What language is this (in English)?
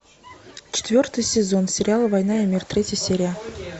Russian